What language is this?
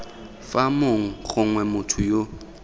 Tswana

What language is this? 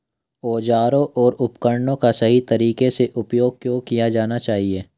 Hindi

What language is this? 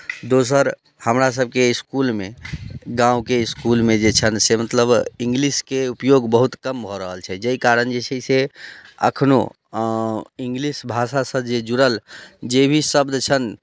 Maithili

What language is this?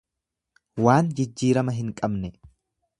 Oromo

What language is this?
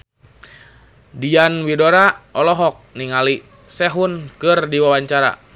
Sundanese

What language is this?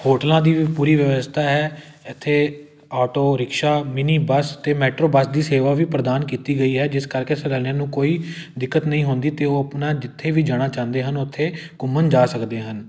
Punjabi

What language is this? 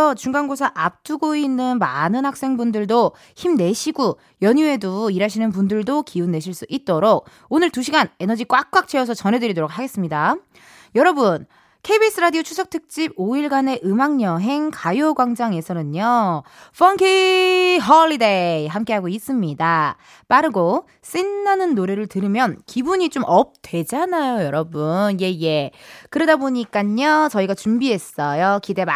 Korean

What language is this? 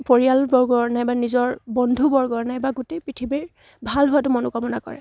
Assamese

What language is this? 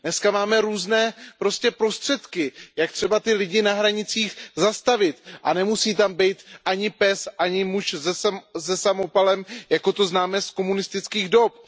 Czech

